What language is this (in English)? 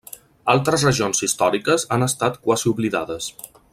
Catalan